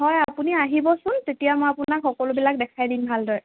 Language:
Assamese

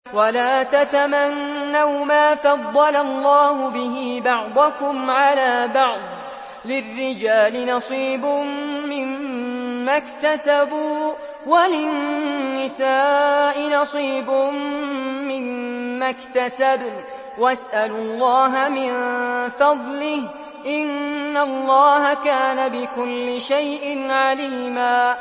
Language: Arabic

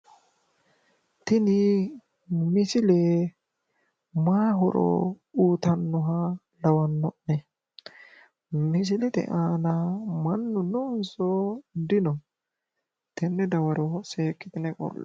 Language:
Sidamo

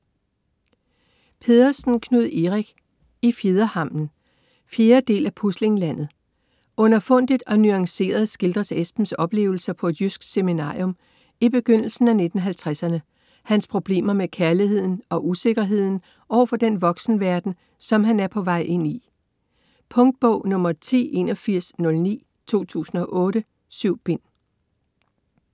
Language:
Danish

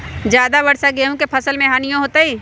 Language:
Magahi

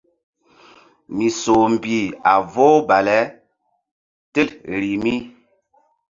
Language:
Mbum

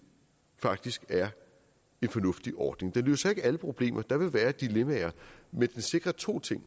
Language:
Danish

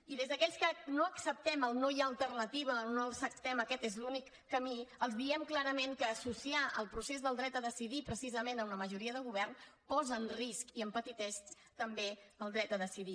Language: Catalan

